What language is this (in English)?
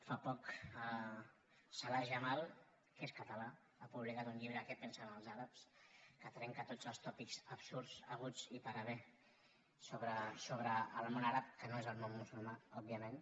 Catalan